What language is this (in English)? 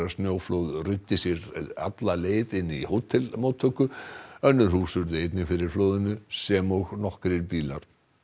Icelandic